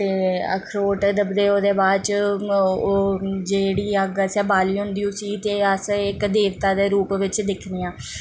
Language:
Dogri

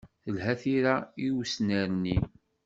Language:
Kabyle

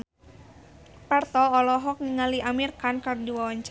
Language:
Sundanese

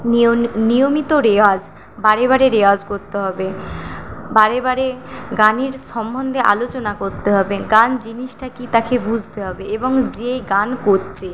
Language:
Bangla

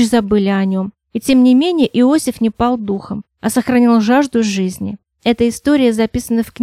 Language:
Russian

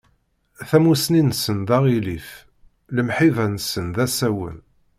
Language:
Kabyle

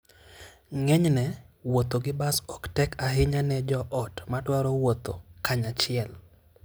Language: Luo (Kenya and Tanzania)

